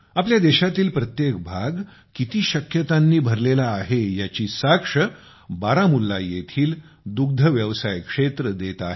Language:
Marathi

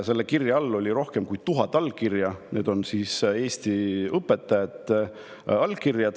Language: Estonian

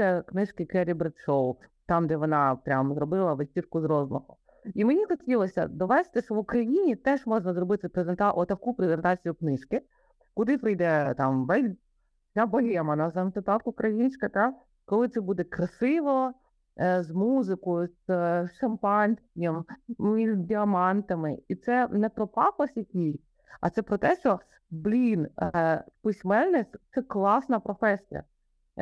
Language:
Ukrainian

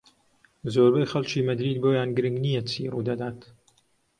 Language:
Central Kurdish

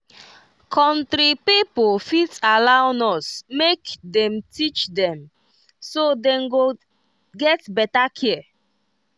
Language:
Nigerian Pidgin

